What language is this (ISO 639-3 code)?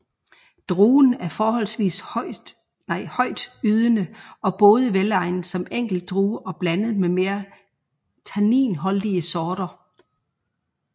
dan